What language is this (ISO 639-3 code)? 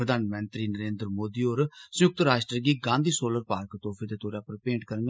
doi